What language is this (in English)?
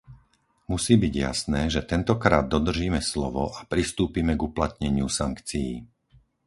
Slovak